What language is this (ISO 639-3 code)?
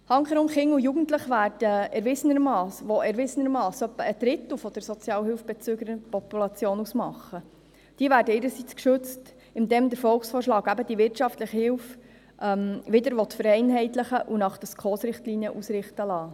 gsw